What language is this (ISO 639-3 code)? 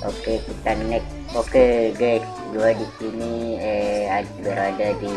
ind